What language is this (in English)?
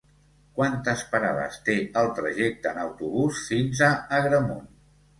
Catalan